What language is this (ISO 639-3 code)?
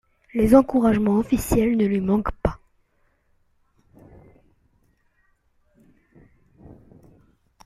fra